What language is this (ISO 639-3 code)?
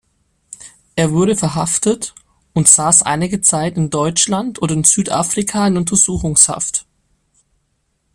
deu